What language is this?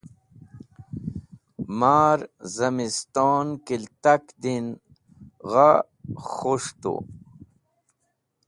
Wakhi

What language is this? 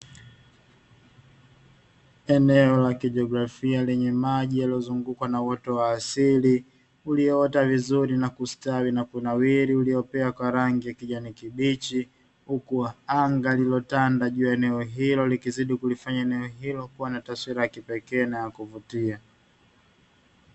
Swahili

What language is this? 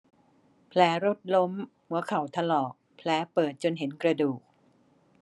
Thai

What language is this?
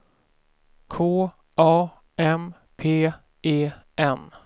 Swedish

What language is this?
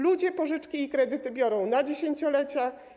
Polish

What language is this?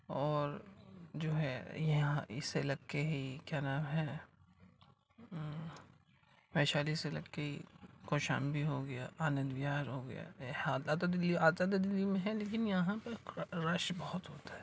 Urdu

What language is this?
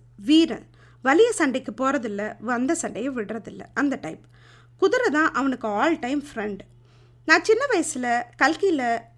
Tamil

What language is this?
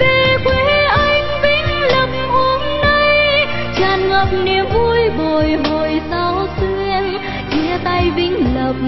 Vietnamese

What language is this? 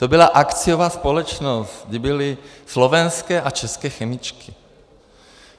Czech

